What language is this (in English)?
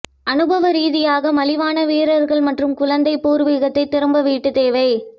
Tamil